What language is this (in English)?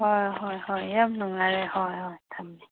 Manipuri